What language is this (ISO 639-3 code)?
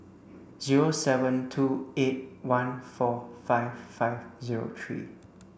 eng